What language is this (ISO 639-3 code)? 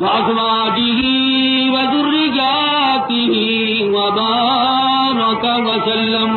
ara